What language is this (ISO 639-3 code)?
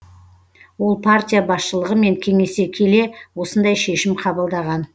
kaz